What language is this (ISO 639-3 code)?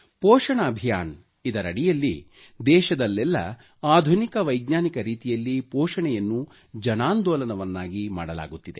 kan